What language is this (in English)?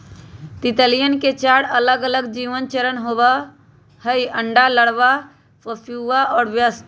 Magahi